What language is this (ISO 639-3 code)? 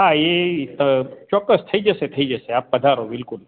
guj